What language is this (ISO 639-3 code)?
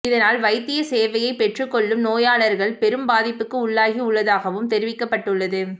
tam